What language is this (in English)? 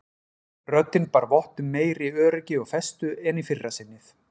Icelandic